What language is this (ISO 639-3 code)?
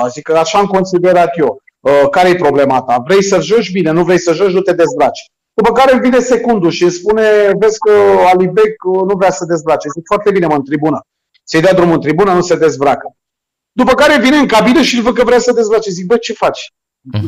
ron